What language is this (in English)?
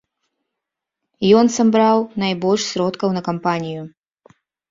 Belarusian